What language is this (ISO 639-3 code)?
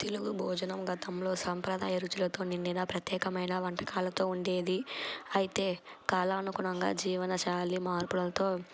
tel